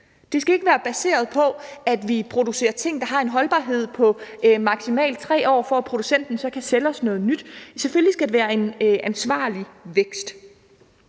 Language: Danish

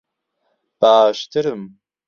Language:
Central Kurdish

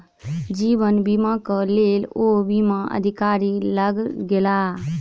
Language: Maithili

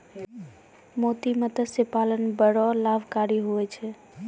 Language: Maithili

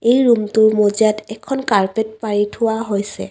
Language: Assamese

